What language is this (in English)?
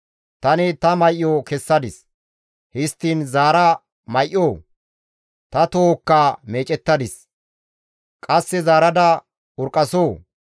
Gamo